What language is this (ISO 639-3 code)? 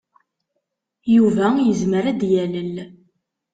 kab